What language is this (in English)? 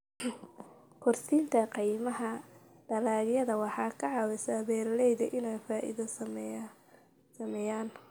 Somali